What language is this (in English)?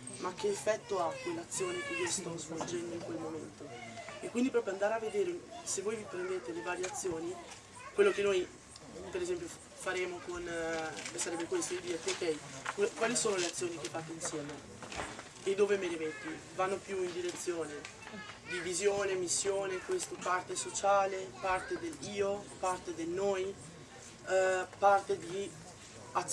Italian